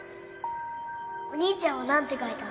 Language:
Japanese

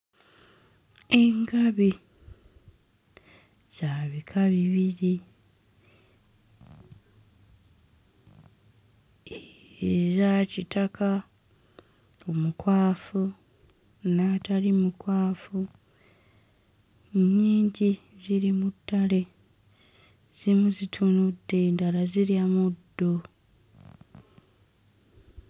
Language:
Ganda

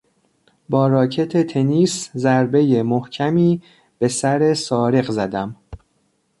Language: Persian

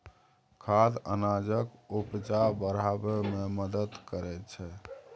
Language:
Maithili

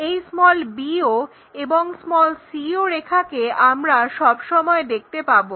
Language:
Bangla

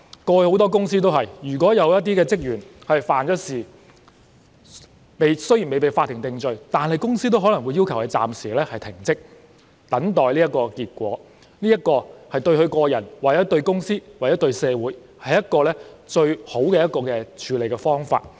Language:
Cantonese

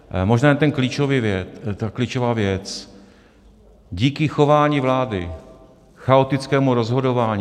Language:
Czech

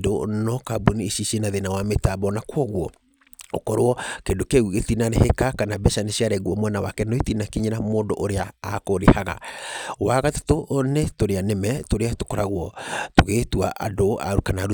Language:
Kikuyu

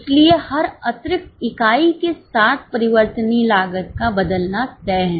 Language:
Hindi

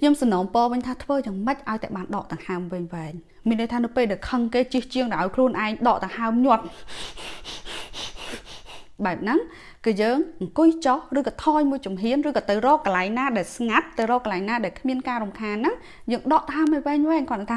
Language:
Vietnamese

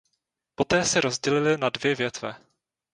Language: Czech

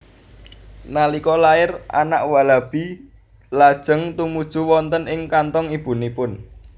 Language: Javanese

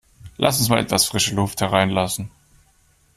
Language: German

